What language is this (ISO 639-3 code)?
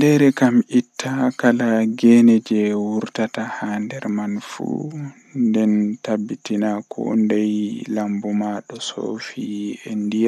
fuh